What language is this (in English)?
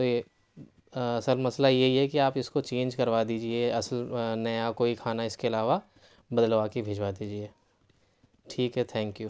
Urdu